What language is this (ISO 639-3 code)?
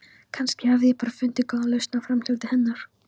isl